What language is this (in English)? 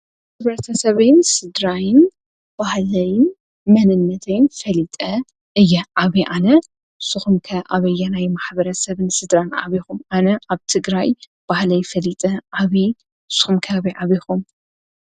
Tigrinya